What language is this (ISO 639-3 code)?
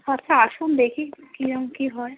ben